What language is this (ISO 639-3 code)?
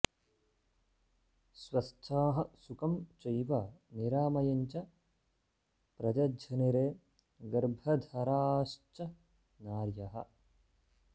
san